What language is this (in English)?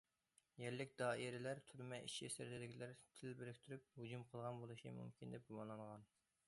Uyghur